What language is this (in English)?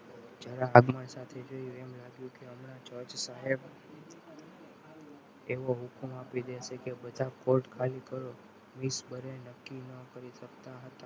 Gujarati